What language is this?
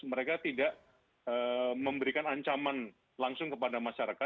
Indonesian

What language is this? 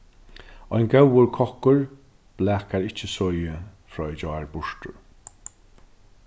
Faroese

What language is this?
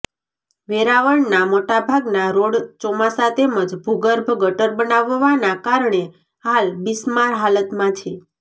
Gujarati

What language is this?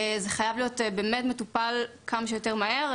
Hebrew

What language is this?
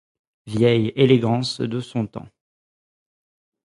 French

